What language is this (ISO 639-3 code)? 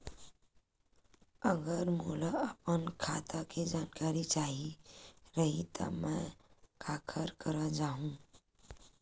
hne